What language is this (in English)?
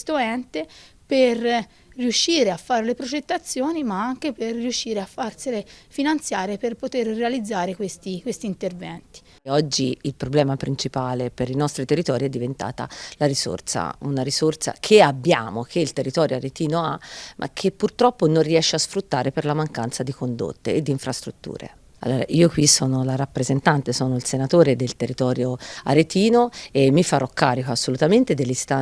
Italian